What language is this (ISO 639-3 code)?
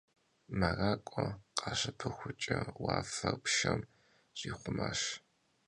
kbd